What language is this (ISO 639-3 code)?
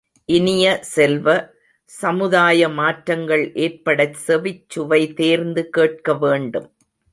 tam